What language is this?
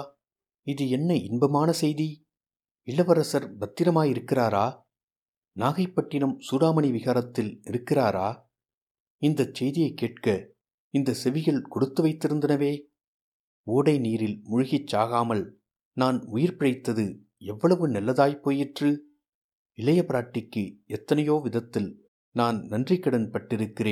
Tamil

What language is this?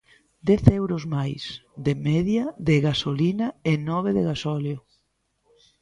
Galician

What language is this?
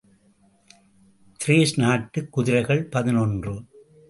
Tamil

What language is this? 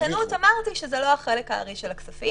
Hebrew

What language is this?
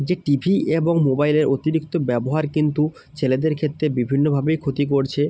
Bangla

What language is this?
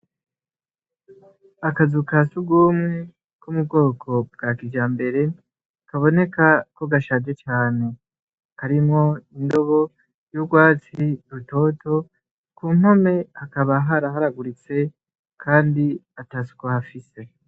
Rundi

